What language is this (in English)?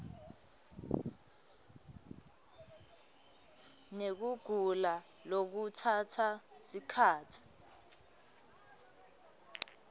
Swati